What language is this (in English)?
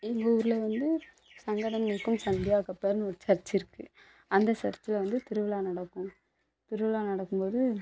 Tamil